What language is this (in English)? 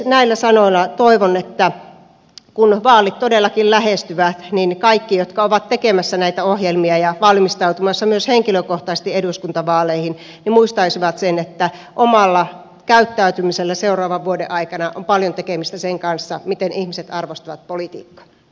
Finnish